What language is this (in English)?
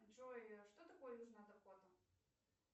Russian